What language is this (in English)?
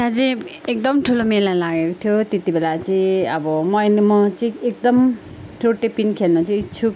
Nepali